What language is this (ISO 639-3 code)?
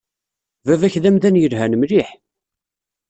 kab